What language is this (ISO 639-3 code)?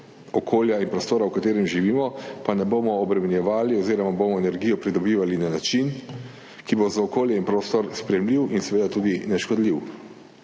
slv